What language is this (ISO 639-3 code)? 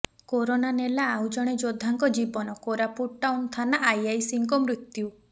ori